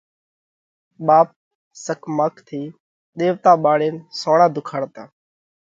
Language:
Parkari Koli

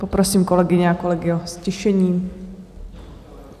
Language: Czech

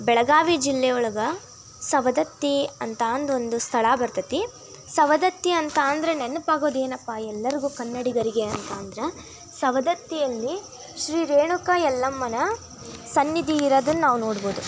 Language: Kannada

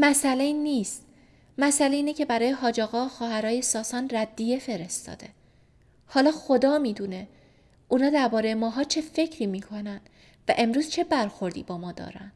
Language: Persian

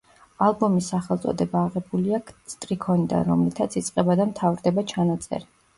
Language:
Georgian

